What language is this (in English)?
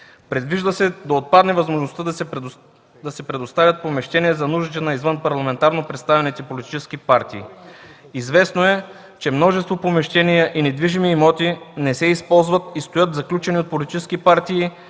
Bulgarian